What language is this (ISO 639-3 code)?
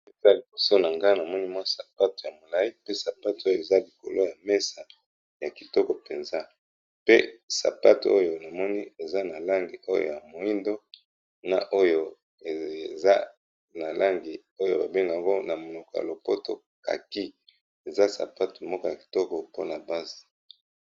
lin